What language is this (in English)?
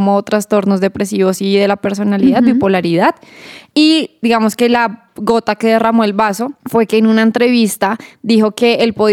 Spanish